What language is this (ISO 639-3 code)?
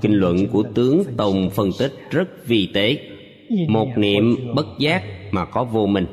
vie